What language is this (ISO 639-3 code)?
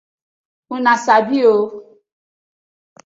pcm